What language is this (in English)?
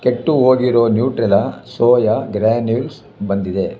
Kannada